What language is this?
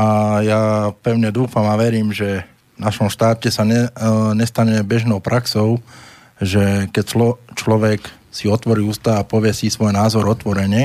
Slovak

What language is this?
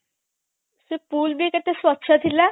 Odia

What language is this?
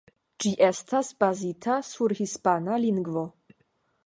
Esperanto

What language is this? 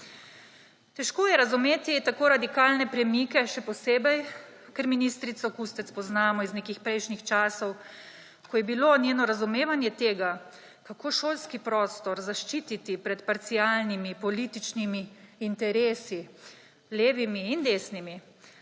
Slovenian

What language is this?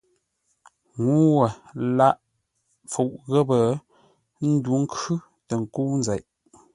Ngombale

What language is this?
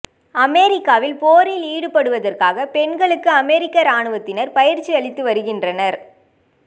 Tamil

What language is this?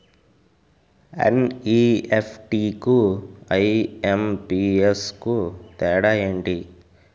Telugu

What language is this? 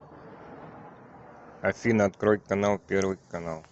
Russian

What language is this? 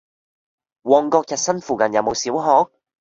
Cantonese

